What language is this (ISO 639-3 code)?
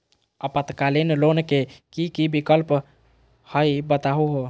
mag